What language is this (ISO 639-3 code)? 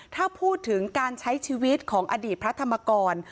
tha